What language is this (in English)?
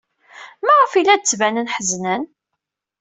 Kabyle